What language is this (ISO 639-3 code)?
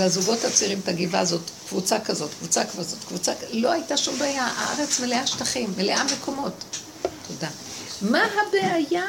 heb